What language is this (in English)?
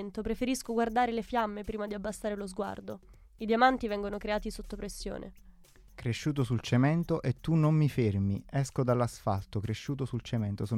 Italian